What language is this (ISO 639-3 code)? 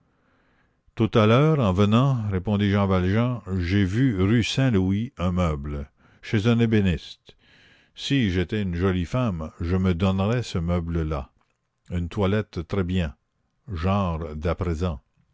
fra